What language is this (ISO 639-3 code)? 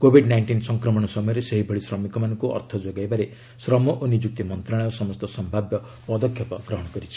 ori